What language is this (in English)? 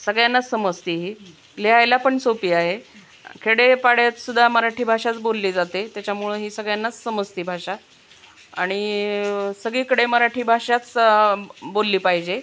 Marathi